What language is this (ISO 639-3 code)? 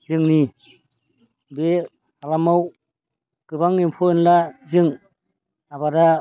brx